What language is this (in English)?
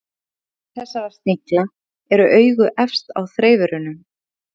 Icelandic